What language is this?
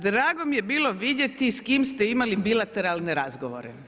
Croatian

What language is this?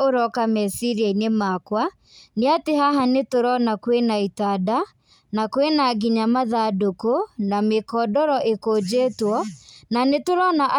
Kikuyu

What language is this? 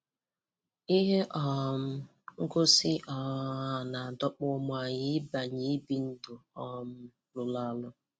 Igbo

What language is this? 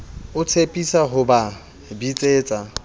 Southern Sotho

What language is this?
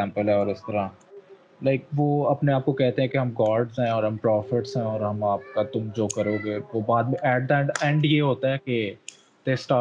Urdu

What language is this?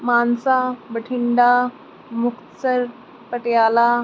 Punjabi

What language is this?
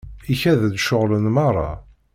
Kabyle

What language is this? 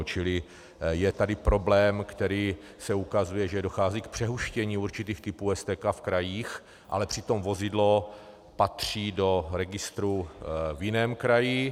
Czech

